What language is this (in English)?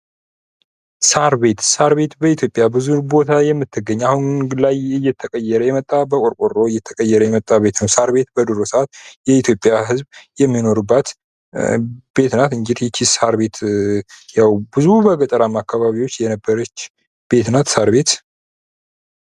Amharic